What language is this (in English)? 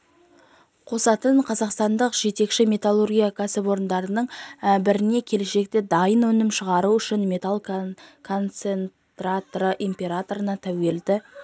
Kazakh